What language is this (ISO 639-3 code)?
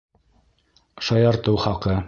bak